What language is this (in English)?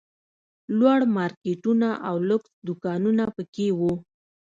Pashto